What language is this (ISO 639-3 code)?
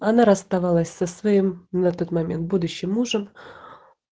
rus